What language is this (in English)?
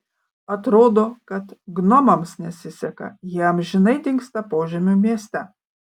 Lithuanian